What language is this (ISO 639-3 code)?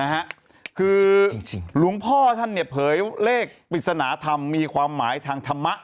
tha